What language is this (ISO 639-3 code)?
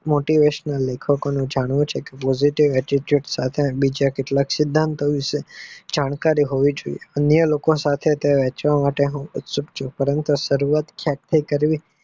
guj